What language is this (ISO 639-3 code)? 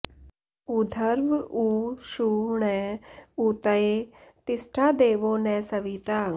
san